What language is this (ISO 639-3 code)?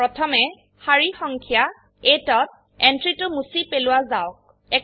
asm